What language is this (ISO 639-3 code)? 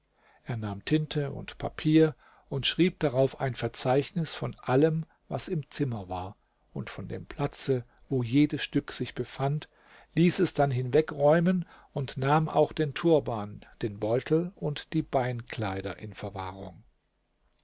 deu